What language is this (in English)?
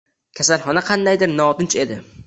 Uzbek